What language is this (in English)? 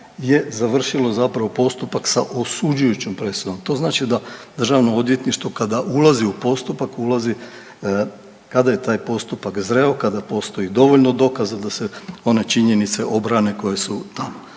Croatian